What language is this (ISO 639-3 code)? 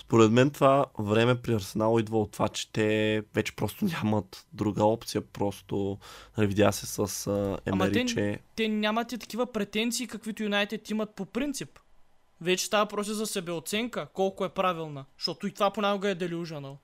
bul